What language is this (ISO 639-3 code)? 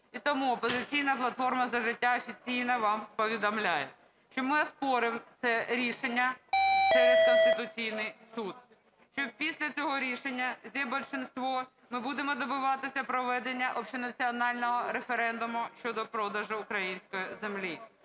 ukr